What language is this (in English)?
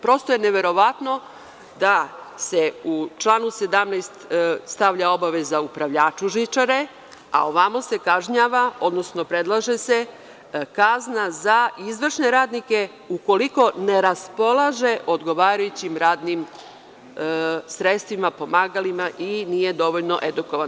Serbian